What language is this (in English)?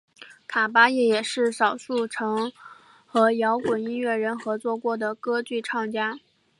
Chinese